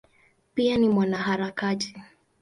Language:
Swahili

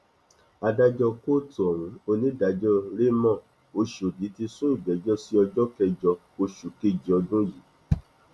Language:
Yoruba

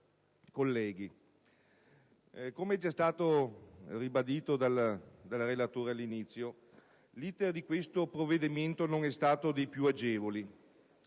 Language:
Italian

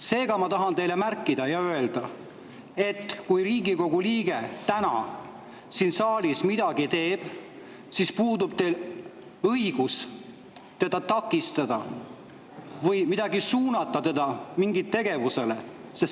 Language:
Estonian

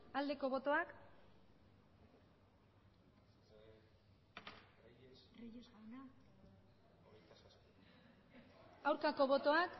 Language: Basque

